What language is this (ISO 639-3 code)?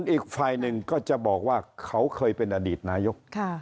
tha